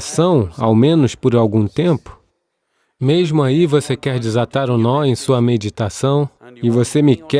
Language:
Portuguese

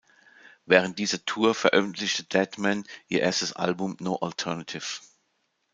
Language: German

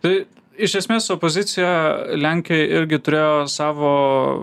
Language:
Lithuanian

